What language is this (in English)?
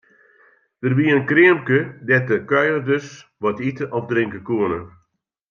Western Frisian